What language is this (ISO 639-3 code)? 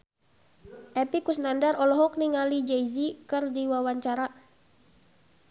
sun